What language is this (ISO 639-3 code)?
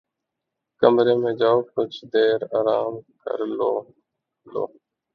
urd